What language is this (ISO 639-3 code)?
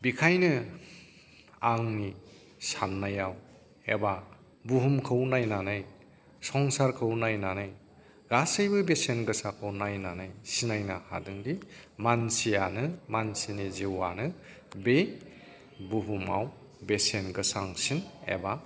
brx